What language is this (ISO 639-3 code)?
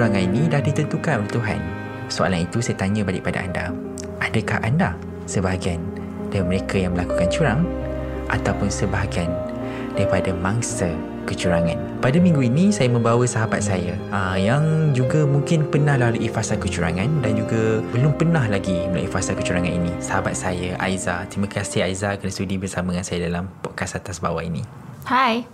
msa